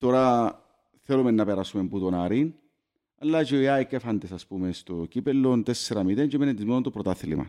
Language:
Greek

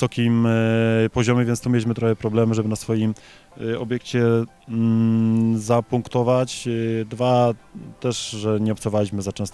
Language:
Polish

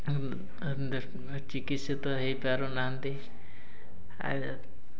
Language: Odia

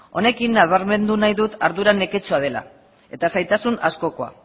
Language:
Basque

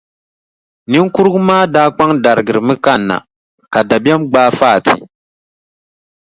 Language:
Dagbani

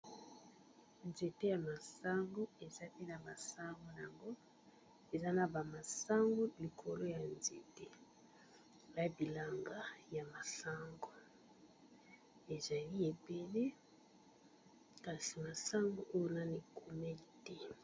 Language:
Lingala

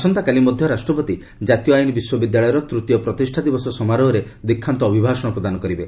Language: Odia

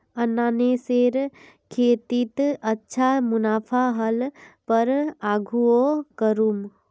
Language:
Magahi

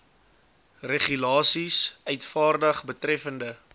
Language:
Afrikaans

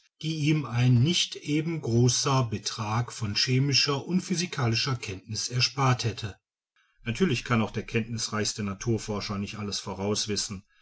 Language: German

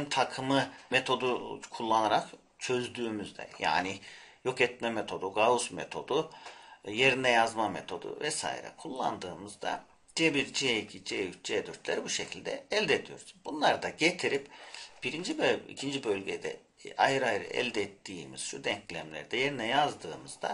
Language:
Turkish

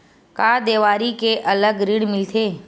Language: Chhattisgarhi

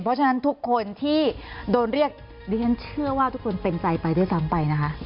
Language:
Thai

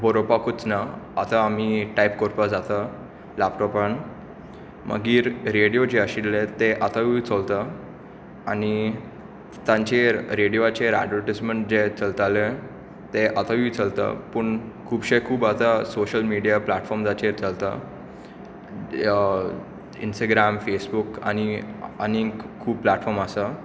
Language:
Konkani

